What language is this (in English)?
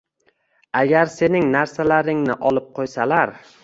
Uzbek